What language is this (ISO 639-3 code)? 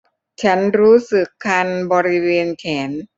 tha